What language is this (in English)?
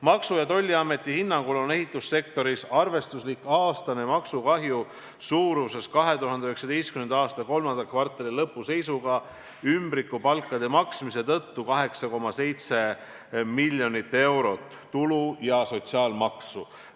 Estonian